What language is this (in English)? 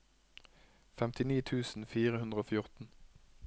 Norwegian